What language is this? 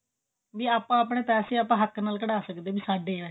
Punjabi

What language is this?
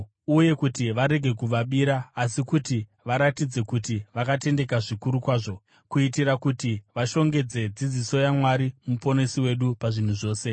Shona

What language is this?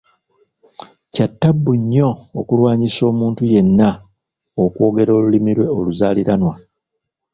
Ganda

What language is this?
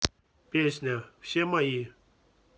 Russian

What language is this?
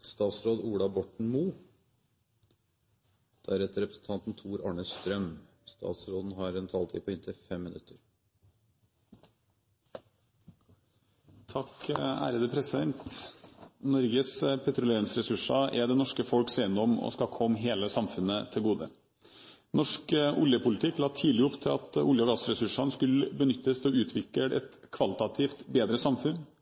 Norwegian Bokmål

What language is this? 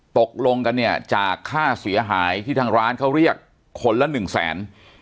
Thai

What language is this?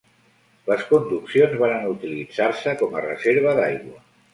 Catalan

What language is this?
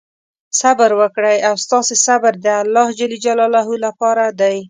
Pashto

